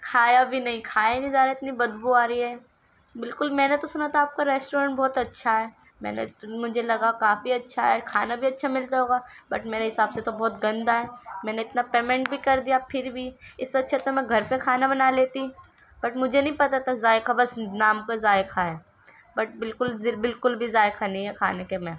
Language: Urdu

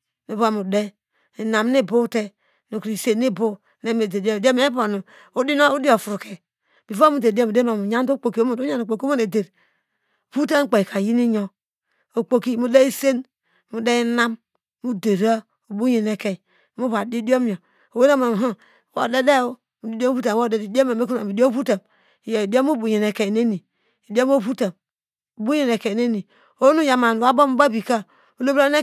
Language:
Degema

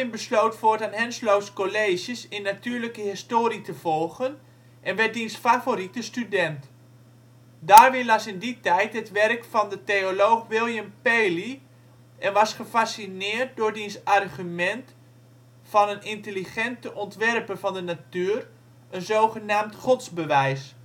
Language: Dutch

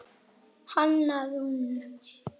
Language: Icelandic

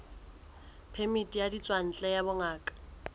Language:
Southern Sotho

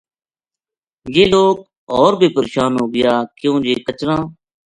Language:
Gujari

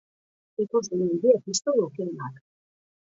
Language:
Basque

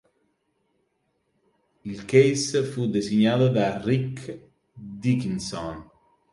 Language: Italian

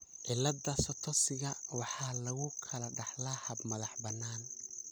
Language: Somali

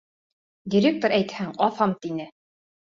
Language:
Bashkir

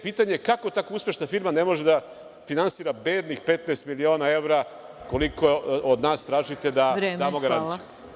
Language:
Serbian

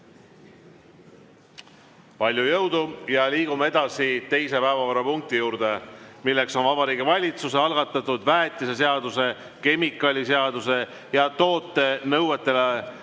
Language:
Estonian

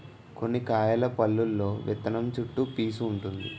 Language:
Telugu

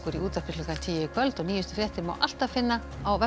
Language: Icelandic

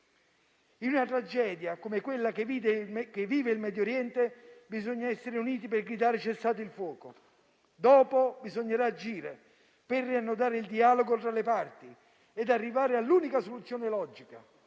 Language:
Italian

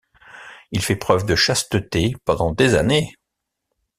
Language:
French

